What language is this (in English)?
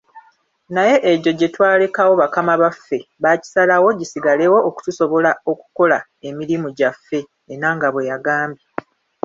Ganda